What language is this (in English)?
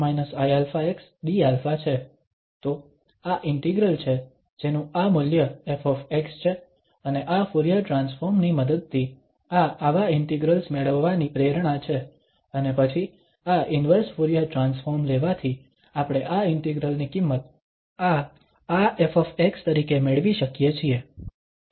Gujarati